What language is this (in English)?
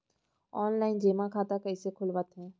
Chhattisgarhi